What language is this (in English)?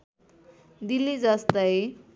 Nepali